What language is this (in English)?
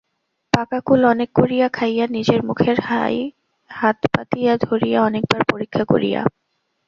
Bangla